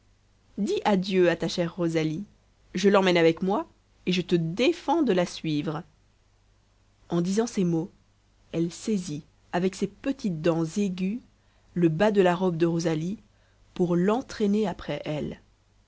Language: French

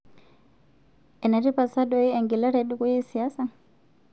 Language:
Masai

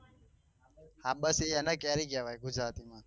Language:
Gujarati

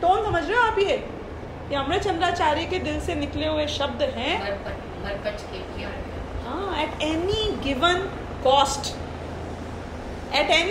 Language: Hindi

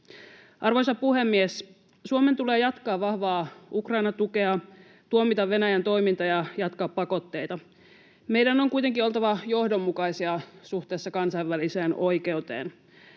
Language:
Finnish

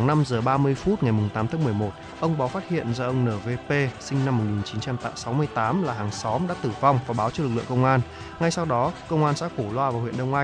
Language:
Vietnamese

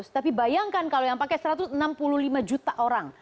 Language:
Indonesian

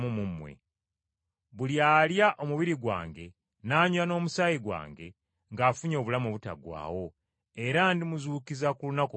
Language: Ganda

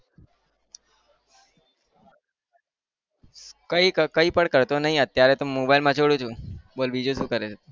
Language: Gujarati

